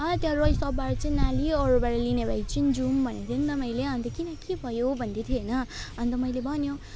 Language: Nepali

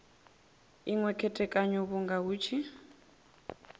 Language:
Venda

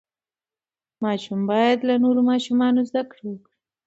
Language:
Pashto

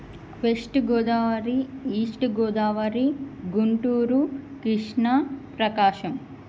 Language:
Telugu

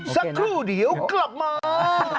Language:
Thai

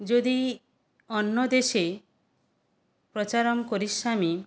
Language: Sanskrit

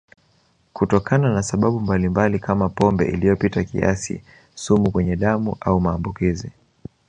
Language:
Swahili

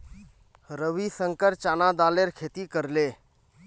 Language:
Magahi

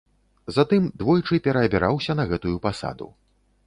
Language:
Belarusian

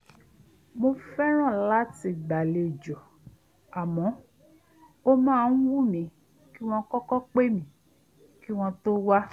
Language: Yoruba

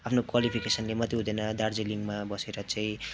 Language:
Nepali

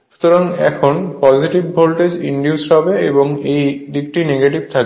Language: Bangla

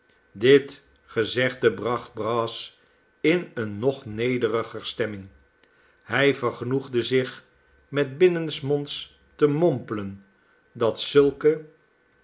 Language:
Dutch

